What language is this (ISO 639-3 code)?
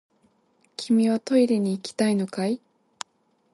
jpn